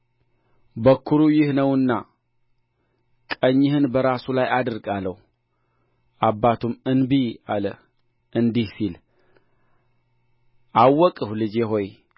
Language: Amharic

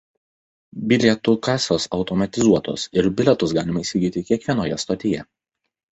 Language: Lithuanian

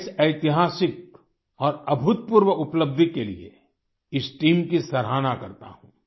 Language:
Hindi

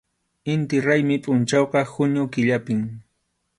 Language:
Arequipa-La Unión Quechua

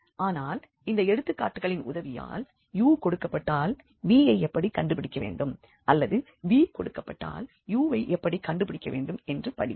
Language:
Tamil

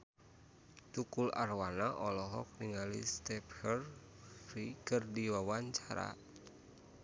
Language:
Sundanese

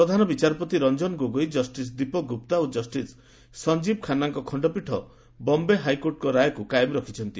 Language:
Odia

